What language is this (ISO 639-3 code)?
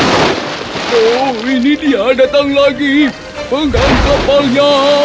ind